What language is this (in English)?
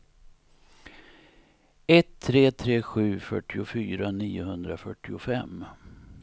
Swedish